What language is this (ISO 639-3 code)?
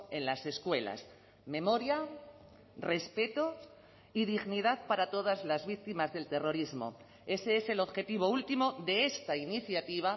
spa